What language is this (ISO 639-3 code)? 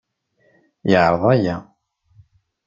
kab